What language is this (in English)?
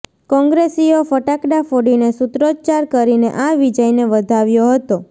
Gujarati